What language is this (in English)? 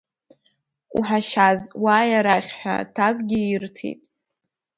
Abkhazian